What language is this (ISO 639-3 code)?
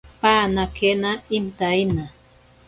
prq